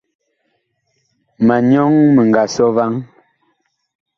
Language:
Bakoko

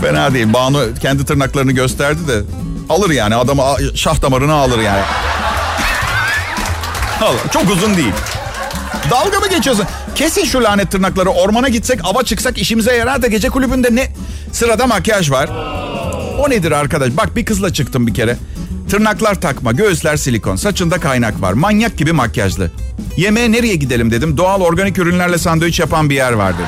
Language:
Turkish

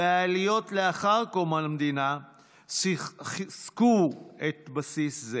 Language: Hebrew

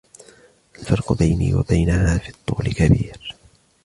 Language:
Arabic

